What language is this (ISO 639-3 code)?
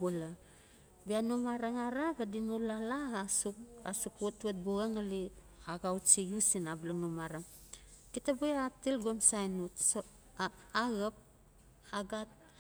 ncf